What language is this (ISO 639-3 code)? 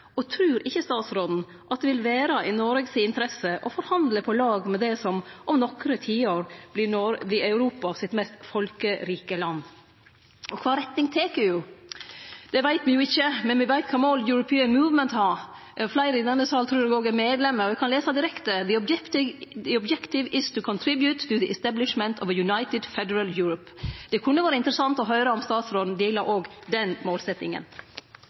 nno